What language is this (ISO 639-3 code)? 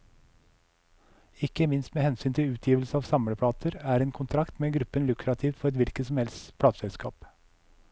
nor